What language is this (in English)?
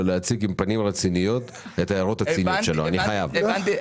Hebrew